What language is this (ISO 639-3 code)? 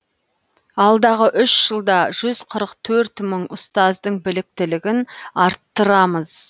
kaz